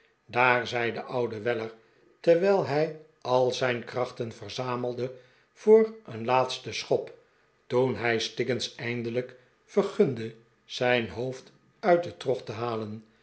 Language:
Dutch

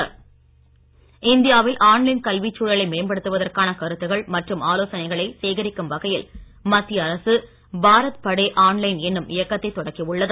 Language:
Tamil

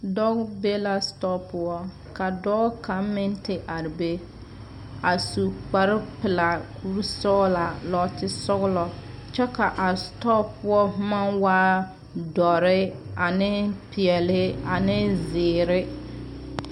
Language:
Southern Dagaare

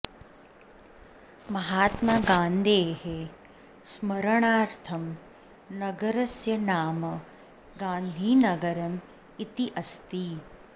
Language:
Sanskrit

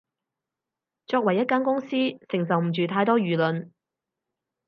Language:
Cantonese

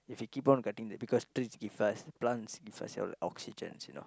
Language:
English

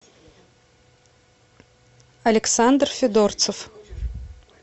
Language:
Russian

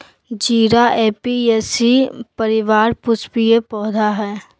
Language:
Magahi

